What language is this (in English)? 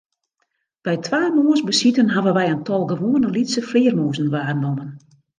Western Frisian